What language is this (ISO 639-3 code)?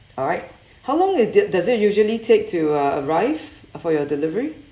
eng